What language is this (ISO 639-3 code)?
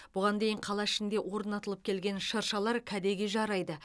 kaz